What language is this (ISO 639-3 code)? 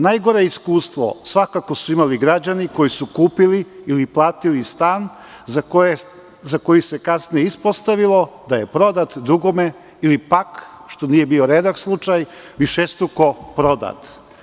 srp